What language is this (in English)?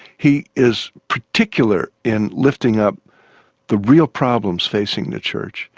English